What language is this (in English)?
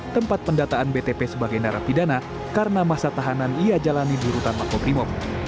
Indonesian